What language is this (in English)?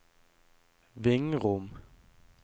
Norwegian